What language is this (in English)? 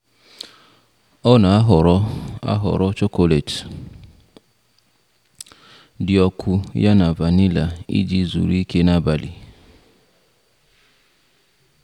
Igbo